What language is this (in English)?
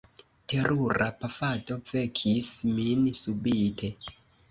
Esperanto